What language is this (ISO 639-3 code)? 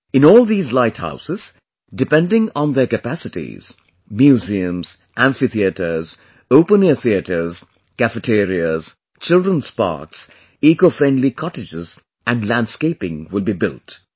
eng